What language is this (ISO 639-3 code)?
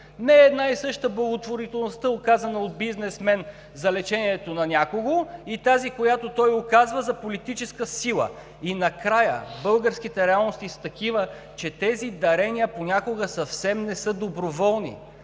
bul